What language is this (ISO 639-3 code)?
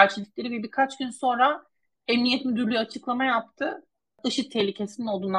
tur